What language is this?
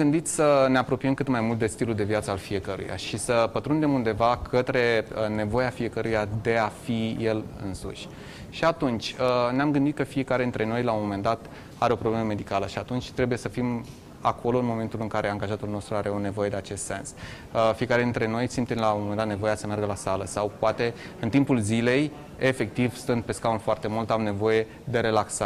Romanian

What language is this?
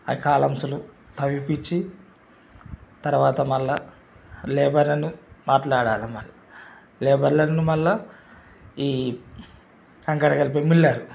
Telugu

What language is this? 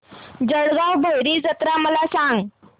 Marathi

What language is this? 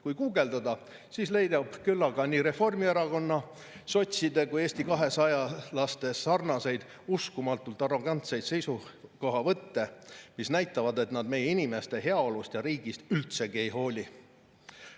Estonian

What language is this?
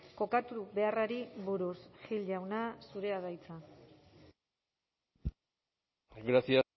Basque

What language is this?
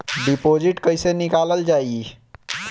Bhojpuri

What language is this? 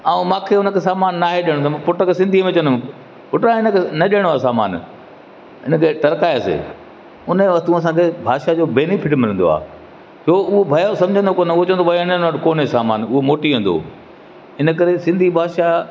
Sindhi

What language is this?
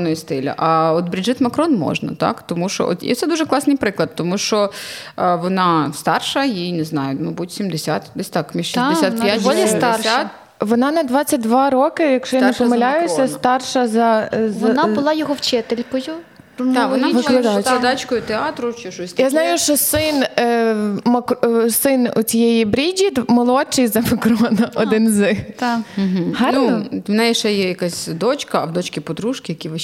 Ukrainian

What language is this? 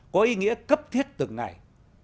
Vietnamese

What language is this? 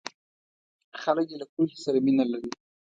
Pashto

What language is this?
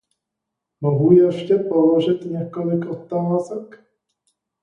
Czech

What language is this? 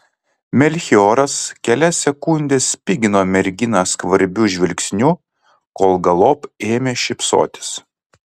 Lithuanian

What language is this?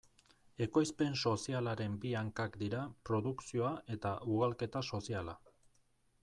Basque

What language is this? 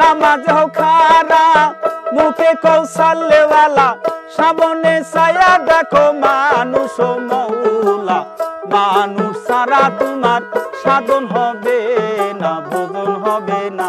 Romanian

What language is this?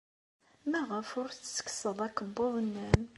Kabyle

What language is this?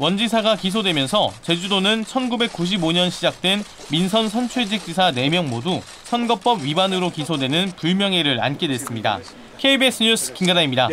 Korean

